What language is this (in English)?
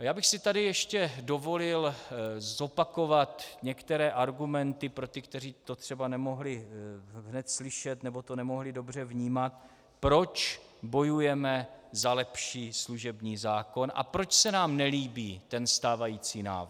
Czech